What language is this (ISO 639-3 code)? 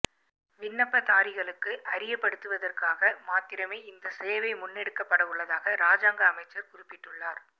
tam